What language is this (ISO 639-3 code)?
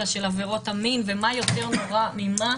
heb